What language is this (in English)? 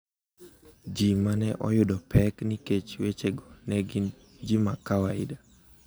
Luo (Kenya and Tanzania)